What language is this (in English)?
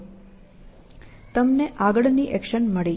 Gujarati